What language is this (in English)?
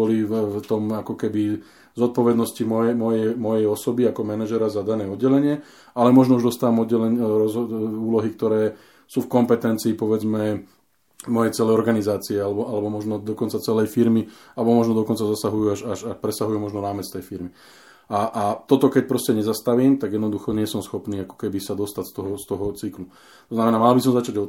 Slovak